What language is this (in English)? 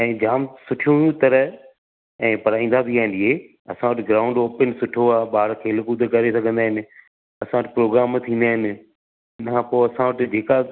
Sindhi